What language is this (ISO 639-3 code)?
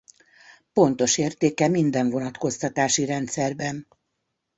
hun